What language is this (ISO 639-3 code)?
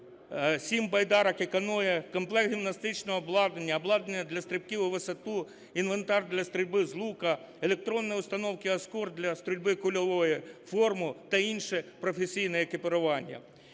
ukr